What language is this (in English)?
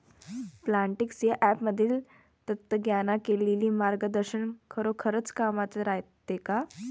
Marathi